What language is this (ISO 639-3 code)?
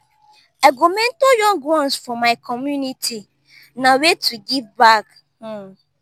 pcm